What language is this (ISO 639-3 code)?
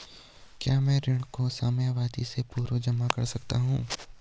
hin